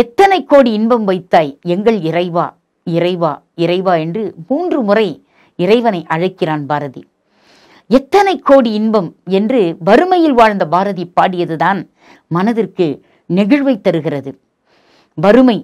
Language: Tamil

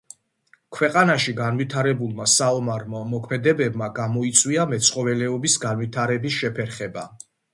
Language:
Georgian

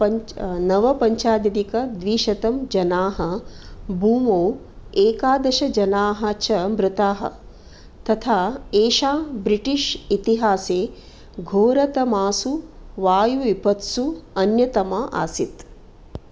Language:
Sanskrit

